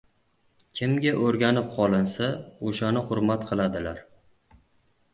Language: Uzbek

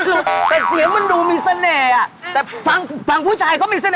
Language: Thai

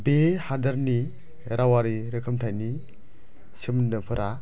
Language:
Bodo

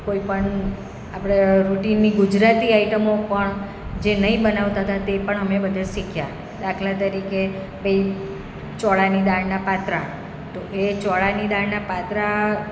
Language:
Gujarati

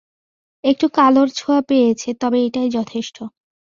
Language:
Bangla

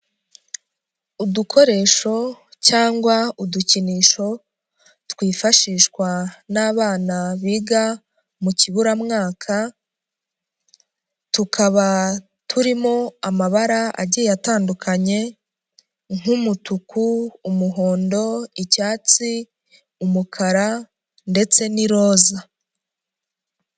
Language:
Kinyarwanda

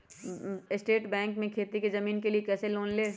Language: Magahi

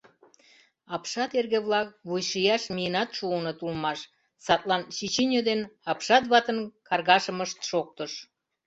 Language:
Mari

